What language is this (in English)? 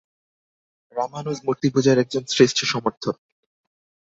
Bangla